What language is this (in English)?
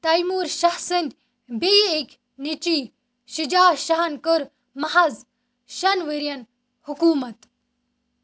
Kashmiri